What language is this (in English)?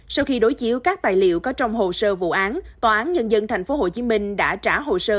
Vietnamese